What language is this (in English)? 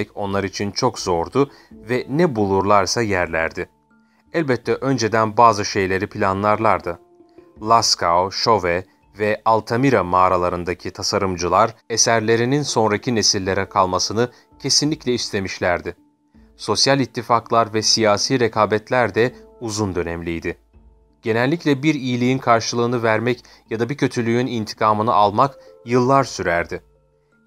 Turkish